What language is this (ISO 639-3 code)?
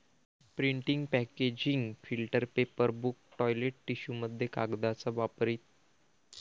mar